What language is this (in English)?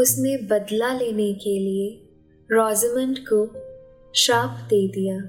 Hindi